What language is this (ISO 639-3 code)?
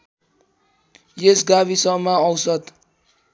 nep